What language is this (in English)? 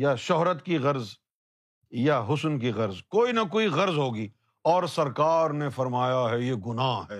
Urdu